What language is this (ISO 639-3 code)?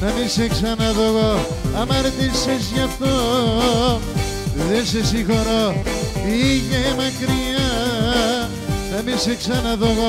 ell